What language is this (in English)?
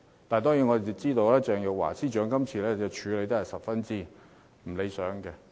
Cantonese